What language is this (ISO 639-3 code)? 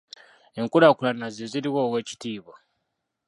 lug